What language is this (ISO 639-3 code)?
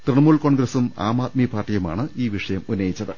mal